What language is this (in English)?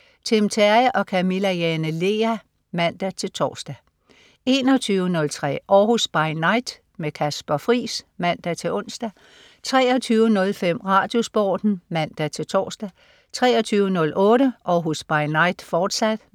Danish